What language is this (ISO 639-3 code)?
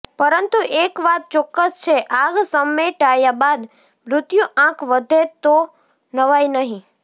guj